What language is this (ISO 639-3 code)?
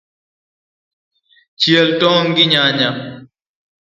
luo